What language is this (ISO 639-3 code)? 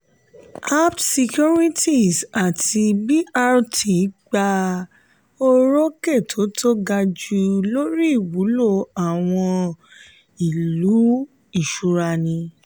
yor